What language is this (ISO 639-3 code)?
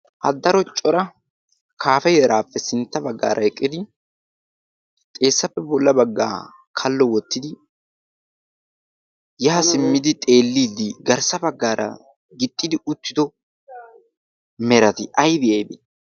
wal